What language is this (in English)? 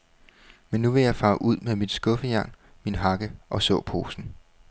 Danish